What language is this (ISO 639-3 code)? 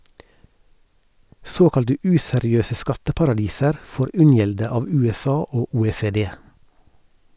nor